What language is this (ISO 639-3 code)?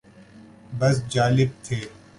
urd